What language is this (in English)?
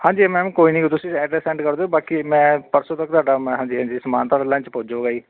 Punjabi